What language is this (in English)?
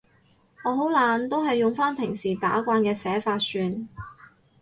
Cantonese